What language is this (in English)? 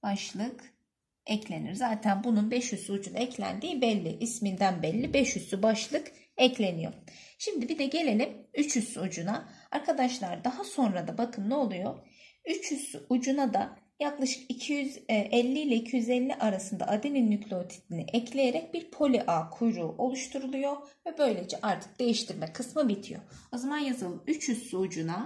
Turkish